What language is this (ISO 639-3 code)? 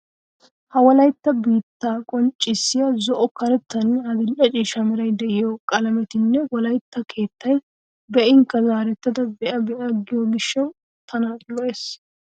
wal